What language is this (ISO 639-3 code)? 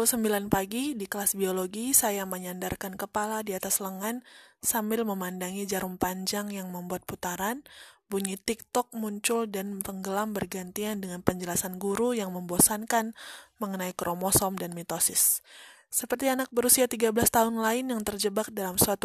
ind